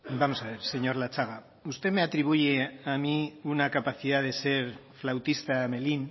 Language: Spanish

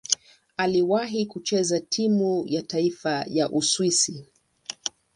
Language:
Swahili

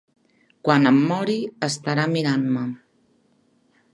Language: Catalan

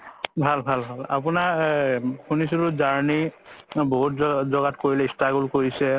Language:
Assamese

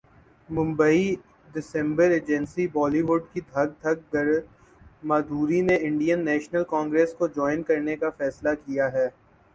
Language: Urdu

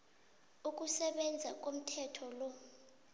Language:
South Ndebele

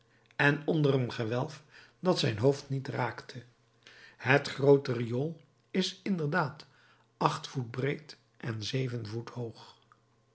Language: Dutch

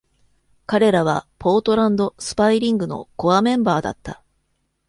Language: Japanese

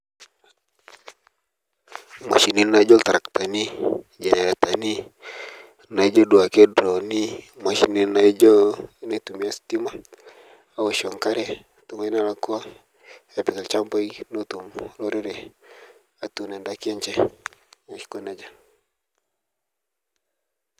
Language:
Masai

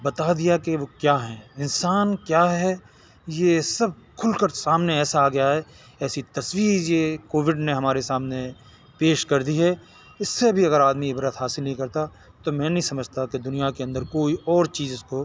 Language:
Urdu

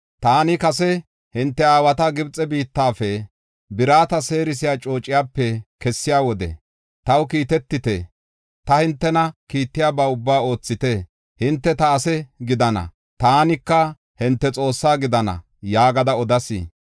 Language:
Gofa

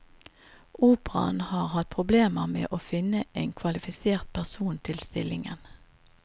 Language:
Norwegian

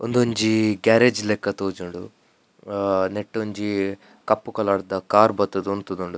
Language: Tulu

